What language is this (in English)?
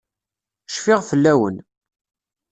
Kabyle